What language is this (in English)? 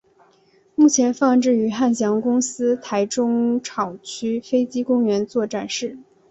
Chinese